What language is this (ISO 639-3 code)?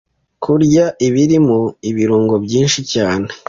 kin